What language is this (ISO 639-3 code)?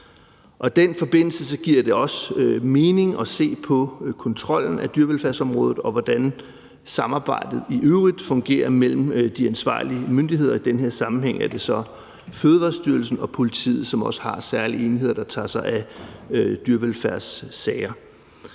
dan